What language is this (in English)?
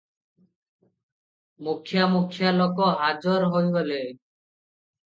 Odia